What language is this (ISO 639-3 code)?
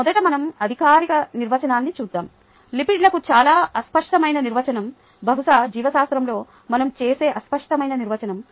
tel